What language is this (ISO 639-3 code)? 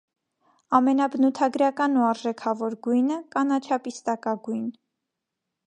hye